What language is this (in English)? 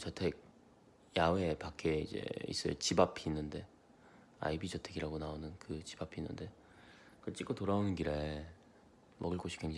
Korean